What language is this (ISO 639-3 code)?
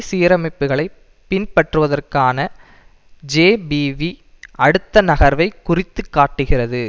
tam